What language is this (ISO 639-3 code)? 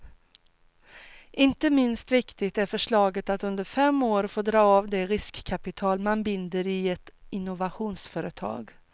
swe